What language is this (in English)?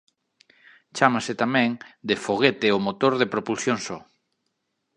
Galician